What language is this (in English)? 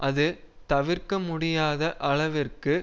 Tamil